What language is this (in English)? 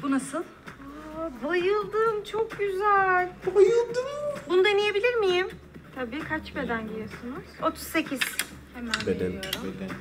Turkish